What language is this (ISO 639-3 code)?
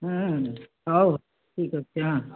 ori